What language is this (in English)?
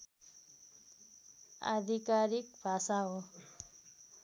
Nepali